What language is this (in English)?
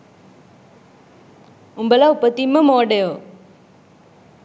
Sinhala